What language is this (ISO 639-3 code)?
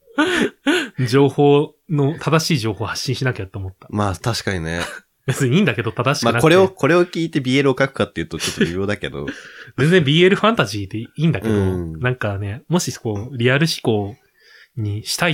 jpn